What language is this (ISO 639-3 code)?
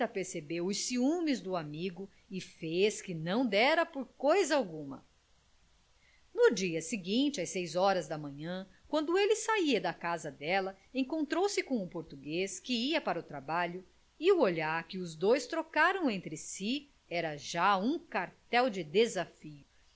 por